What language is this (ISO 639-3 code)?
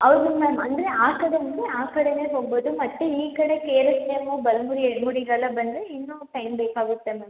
kan